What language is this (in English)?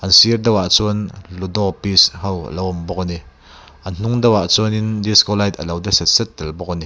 Mizo